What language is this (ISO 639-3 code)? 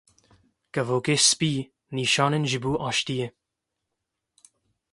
kur